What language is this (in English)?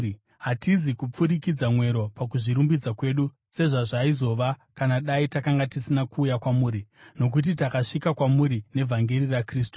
Shona